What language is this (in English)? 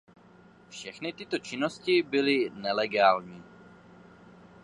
Czech